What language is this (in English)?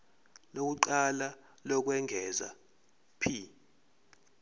Zulu